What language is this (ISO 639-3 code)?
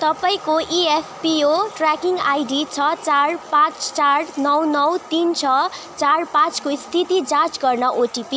nep